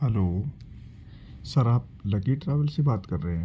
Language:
Urdu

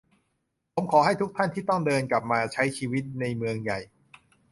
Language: Thai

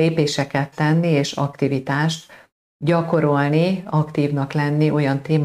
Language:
Hungarian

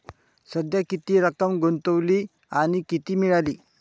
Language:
Marathi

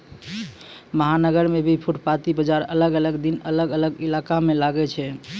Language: Maithili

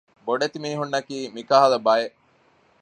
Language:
Divehi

